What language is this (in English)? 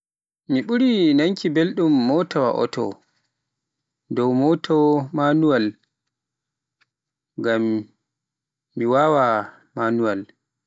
Pular